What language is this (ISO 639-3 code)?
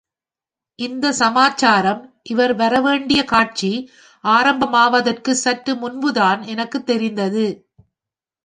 tam